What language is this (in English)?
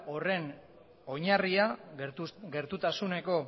Basque